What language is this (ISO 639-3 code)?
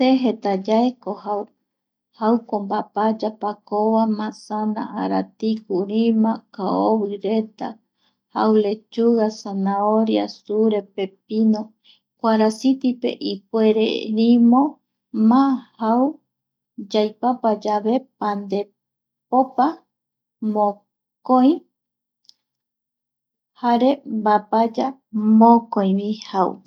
gui